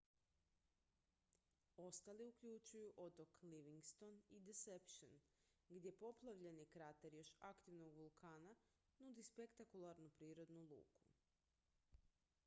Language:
Croatian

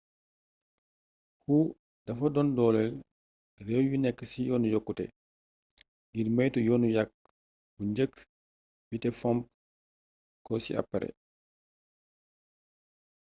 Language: Wolof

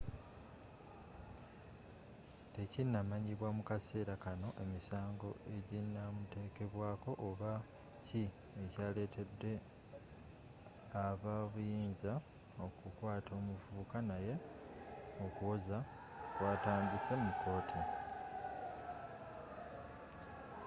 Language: Ganda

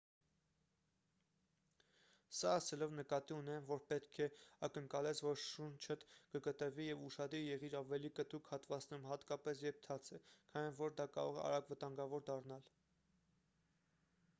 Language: Armenian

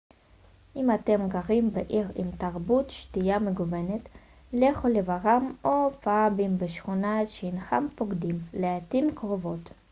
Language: Hebrew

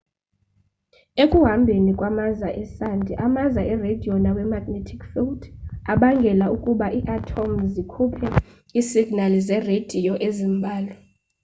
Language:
Xhosa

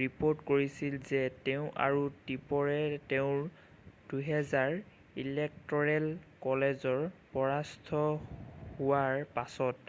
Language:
Assamese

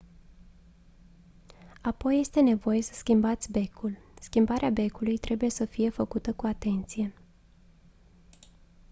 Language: Romanian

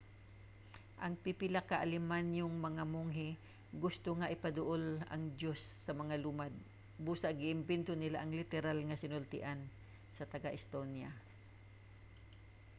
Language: Cebuano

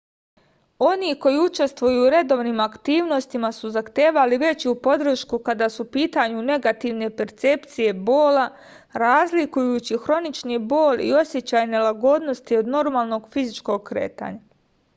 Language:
Serbian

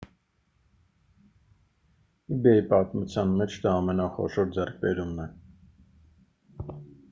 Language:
Armenian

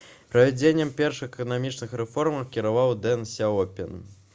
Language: Belarusian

